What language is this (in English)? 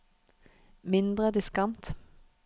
Norwegian